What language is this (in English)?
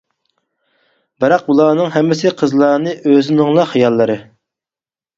Uyghur